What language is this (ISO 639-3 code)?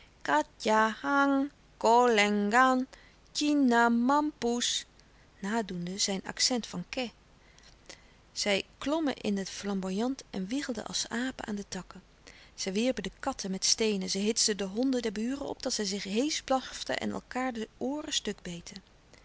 nld